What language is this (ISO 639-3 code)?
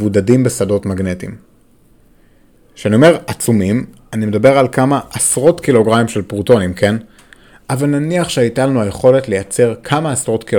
heb